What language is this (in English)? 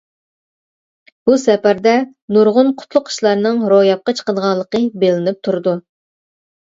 Uyghur